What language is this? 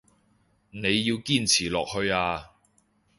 Cantonese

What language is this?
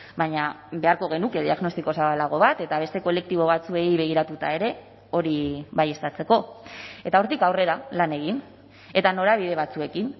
Basque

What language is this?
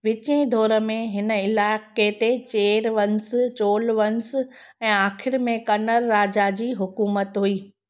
Sindhi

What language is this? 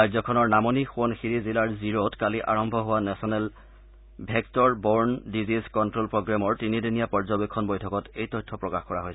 Assamese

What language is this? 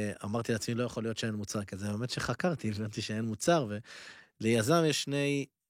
Hebrew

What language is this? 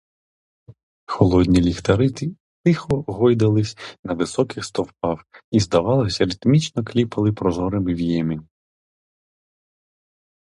Ukrainian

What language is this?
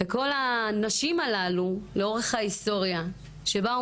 Hebrew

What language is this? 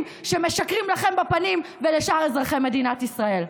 Hebrew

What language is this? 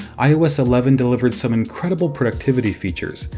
English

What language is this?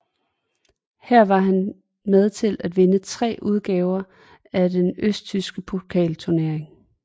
Danish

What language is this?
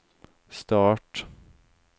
Norwegian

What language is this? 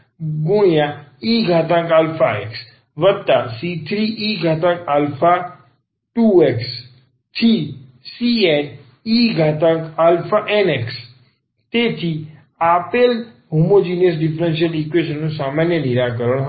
Gujarati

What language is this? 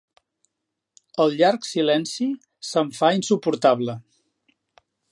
Catalan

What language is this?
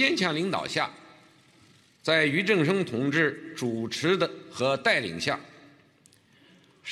Chinese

